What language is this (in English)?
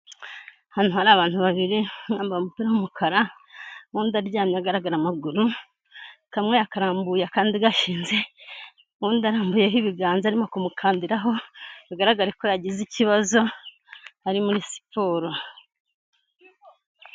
Kinyarwanda